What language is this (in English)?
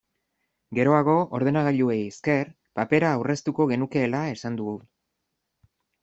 Basque